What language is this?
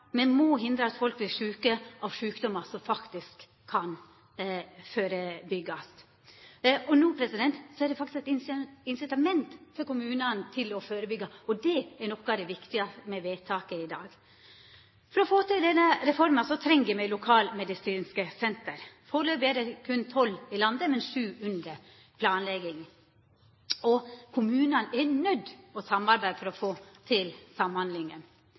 Norwegian Nynorsk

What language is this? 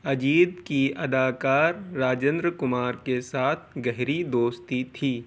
Urdu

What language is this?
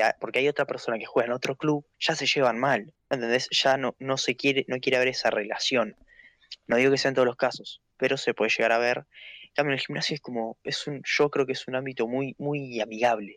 Spanish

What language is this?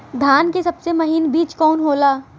Bhojpuri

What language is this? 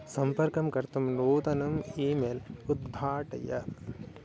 Sanskrit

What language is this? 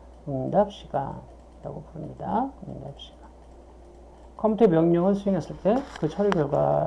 Korean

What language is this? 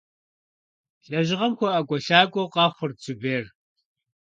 Kabardian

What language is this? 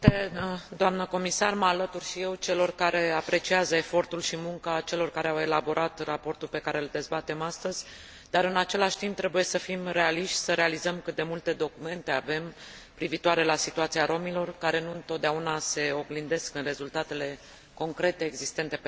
Romanian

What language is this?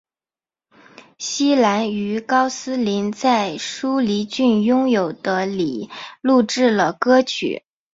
Chinese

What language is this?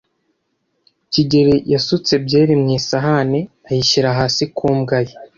Kinyarwanda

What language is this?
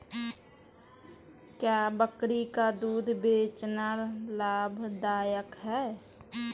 Hindi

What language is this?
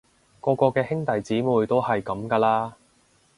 Cantonese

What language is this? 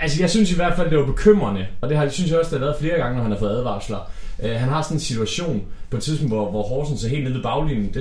Danish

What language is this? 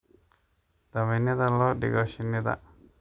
Somali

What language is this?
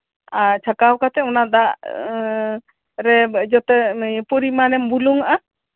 Santali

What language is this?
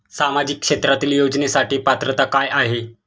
Marathi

